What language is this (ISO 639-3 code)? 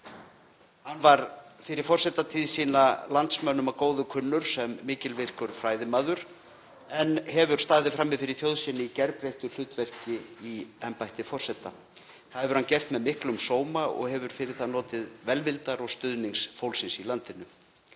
isl